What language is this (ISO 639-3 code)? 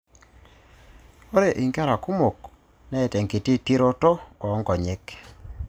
mas